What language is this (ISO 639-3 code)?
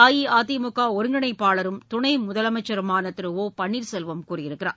tam